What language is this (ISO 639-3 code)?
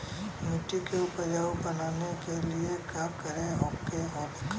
bho